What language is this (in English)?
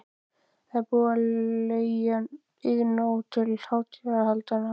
Icelandic